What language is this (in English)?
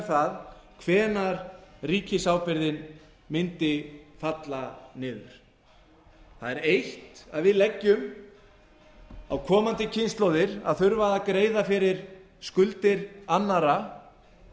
Icelandic